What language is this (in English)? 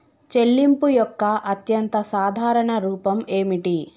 Telugu